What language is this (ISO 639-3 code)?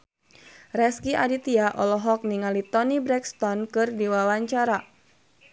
sun